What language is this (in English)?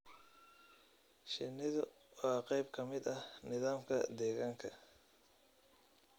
Somali